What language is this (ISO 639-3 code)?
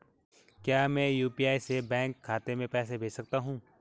hin